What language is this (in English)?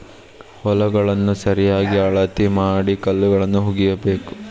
Kannada